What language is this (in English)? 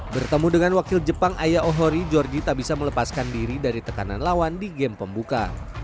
Indonesian